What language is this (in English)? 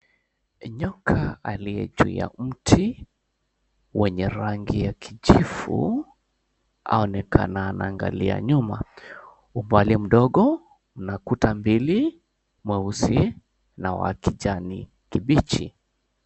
Swahili